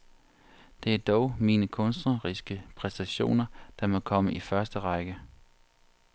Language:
Danish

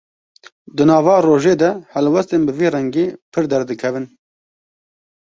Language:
Kurdish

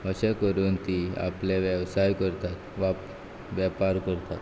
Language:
Konkani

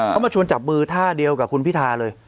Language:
Thai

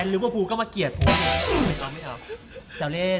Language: Thai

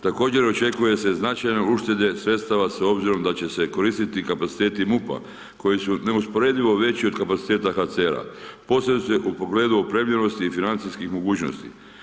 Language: Croatian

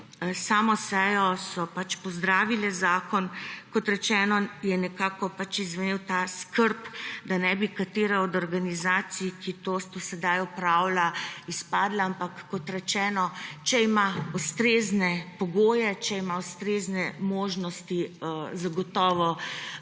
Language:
Slovenian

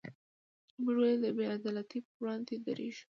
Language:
Pashto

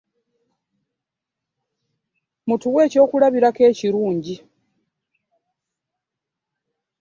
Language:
Ganda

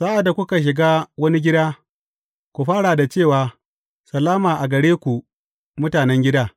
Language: Hausa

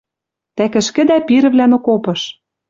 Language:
Western Mari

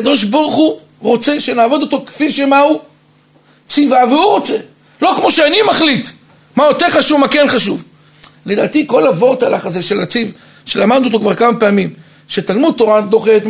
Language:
Hebrew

